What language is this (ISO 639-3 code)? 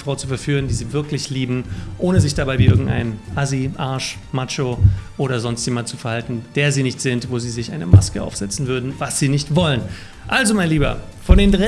deu